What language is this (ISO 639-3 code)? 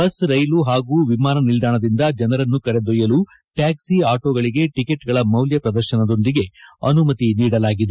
kan